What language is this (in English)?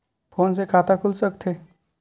Chhattisgarhi